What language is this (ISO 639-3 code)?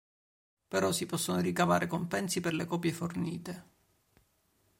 ita